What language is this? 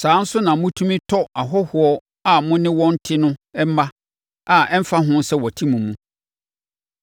Akan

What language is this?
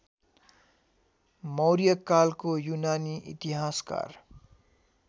Nepali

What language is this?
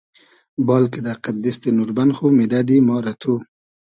Hazaragi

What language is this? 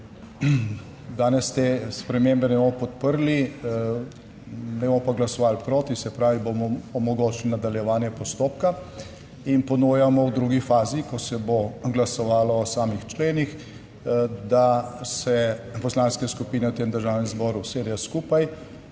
Slovenian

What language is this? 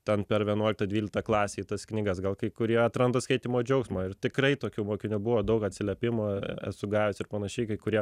Lithuanian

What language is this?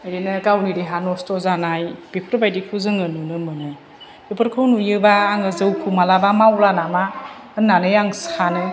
Bodo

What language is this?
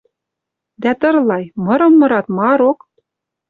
Western Mari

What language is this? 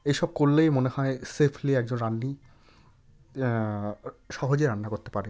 Bangla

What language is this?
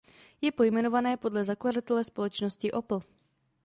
Czech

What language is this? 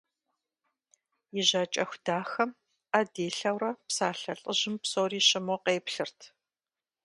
Kabardian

